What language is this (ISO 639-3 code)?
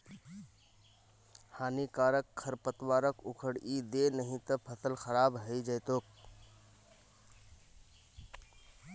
mag